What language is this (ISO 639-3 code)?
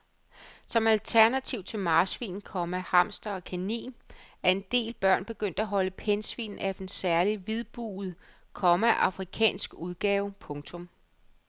dan